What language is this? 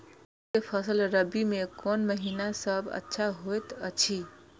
Maithili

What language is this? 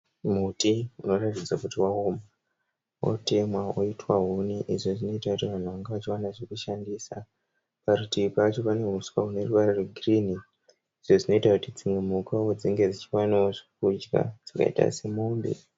Shona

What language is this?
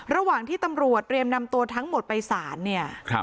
Thai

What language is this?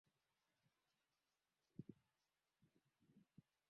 Swahili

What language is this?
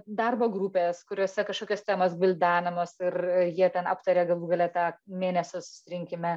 Lithuanian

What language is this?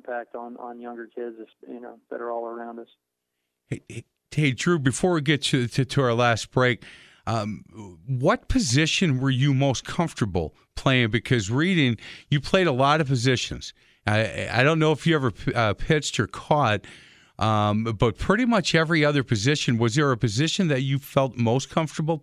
English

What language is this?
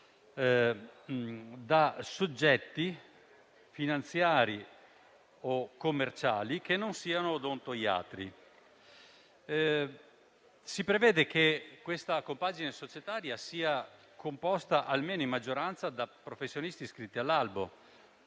Italian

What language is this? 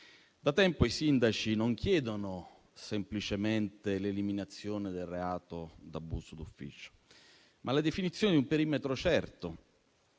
Italian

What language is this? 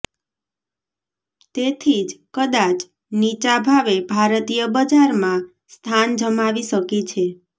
Gujarati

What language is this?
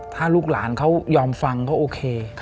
Thai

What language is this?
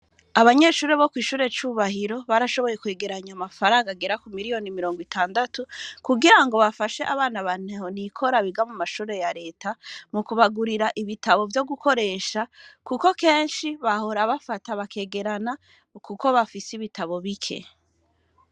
Rundi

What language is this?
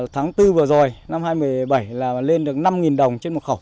Vietnamese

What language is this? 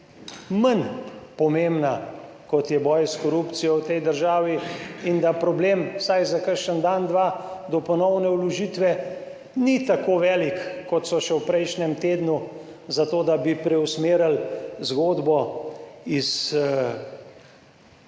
Slovenian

